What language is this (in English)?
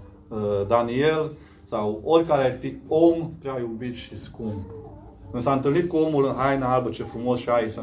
Romanian